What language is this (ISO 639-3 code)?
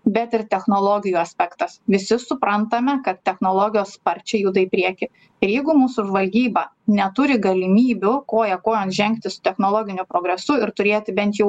lit